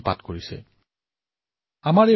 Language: Assamese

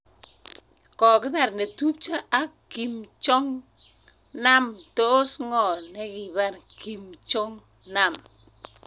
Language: Kalenjin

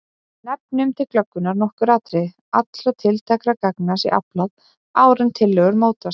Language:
Icelandic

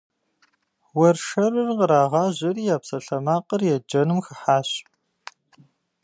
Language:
Kabardian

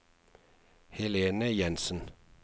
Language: Norwegian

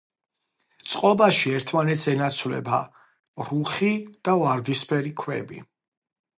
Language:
Georgian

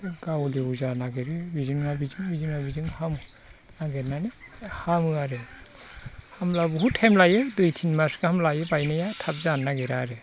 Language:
Bodo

